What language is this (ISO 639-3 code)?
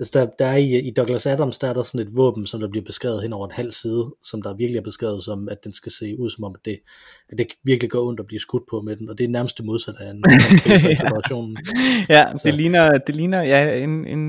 dan